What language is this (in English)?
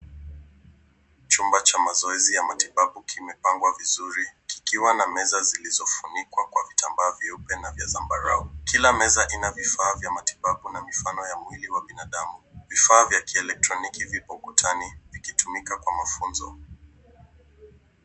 Swahili